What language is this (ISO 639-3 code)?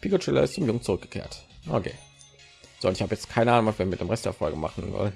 deu